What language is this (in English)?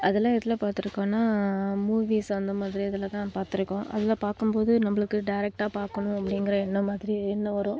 Tamil